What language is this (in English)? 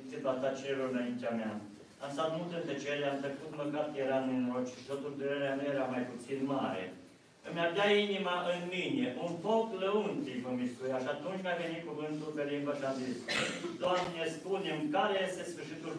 Romanian